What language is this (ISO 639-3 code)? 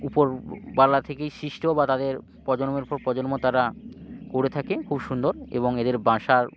ben